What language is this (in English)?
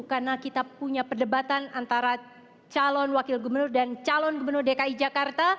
Indonesian